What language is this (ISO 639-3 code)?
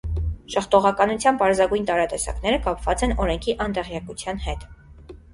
hye